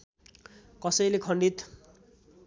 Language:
Nepali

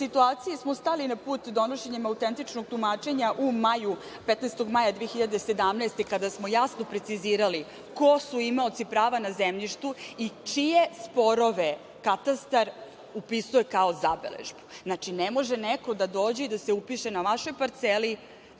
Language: Serbian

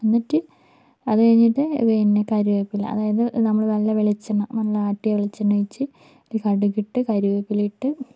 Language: Malayalam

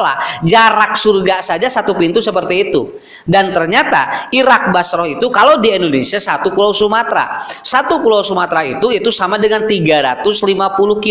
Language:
Indonesian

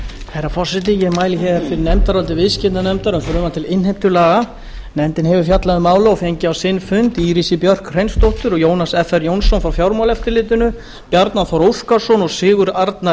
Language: Icelandic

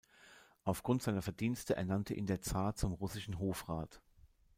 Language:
German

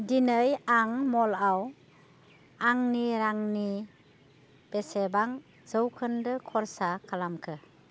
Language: Bodo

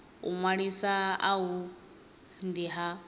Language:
Venda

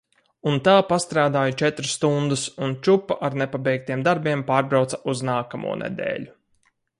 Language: Latvian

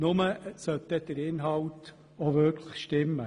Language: Swiss German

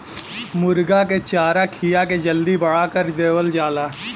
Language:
Bhojpuri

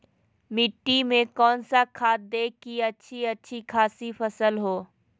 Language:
Magahi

